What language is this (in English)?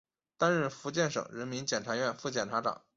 Chinese